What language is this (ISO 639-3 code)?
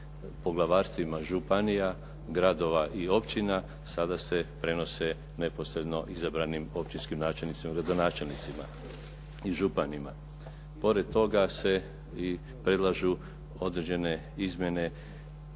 hrv